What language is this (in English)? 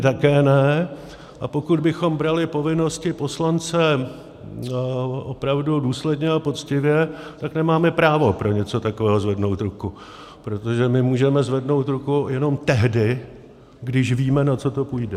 Czech